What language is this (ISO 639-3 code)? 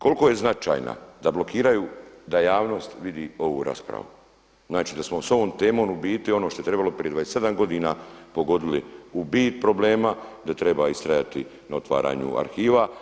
hrv